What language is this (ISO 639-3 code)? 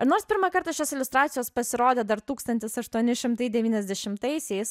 lit